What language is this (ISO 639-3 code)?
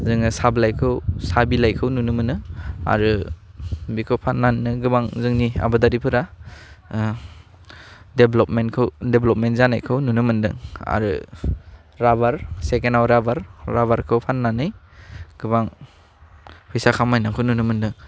brx